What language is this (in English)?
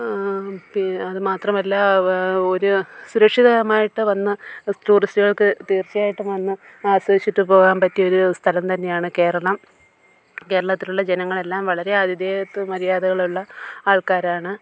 Malayalam